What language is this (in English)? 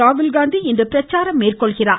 Tamil